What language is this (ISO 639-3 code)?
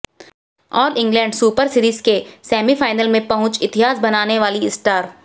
hin